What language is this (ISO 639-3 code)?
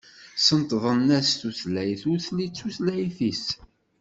kab